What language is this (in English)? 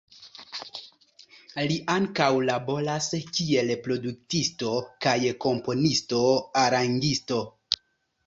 Esperanto